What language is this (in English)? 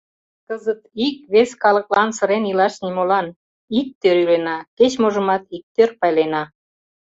Mari